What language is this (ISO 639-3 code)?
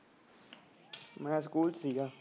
pan